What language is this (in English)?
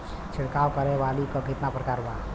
Bhojpuri